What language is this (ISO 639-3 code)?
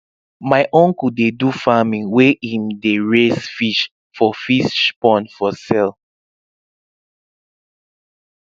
pcm